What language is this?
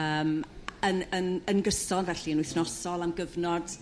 Welsh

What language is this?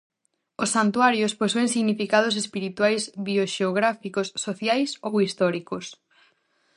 Galician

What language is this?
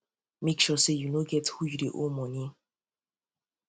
Nigerian Pidgin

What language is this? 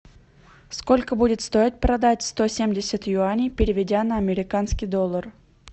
Russian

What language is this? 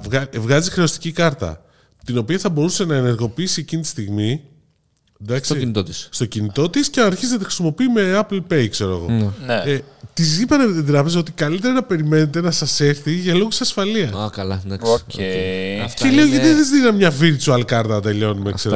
Greek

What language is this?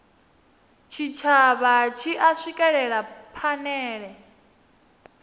Venda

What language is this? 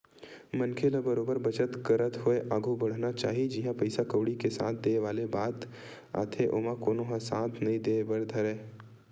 Chhattisgarhi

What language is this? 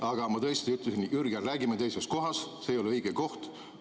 Estonian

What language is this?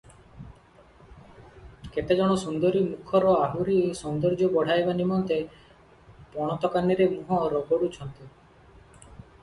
Odia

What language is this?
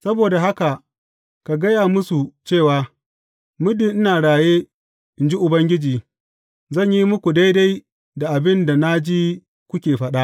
Hausa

